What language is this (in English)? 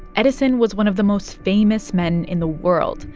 English